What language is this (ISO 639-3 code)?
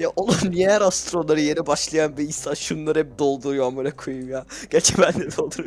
tur